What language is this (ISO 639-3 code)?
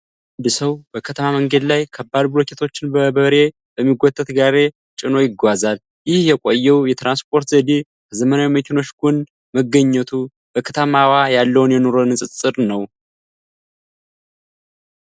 amh